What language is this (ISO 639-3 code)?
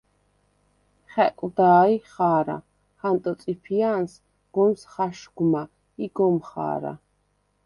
sva